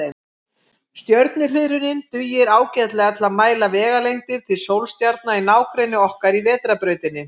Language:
Icelandic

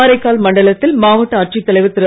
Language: Tamil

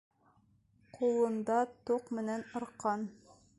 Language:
Bashkir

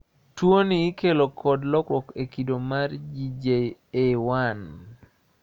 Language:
Luo (Kenya and Tanzania)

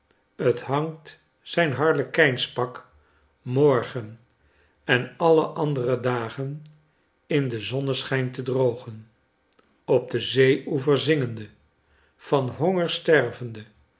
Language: Dutch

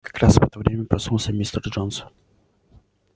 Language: Russian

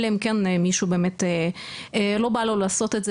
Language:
Hebrew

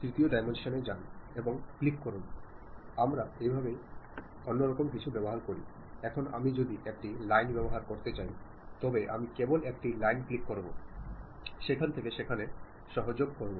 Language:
Malayalam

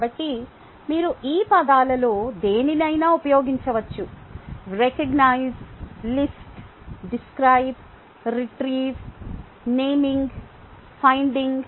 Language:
Telugu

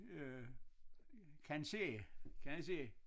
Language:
Danish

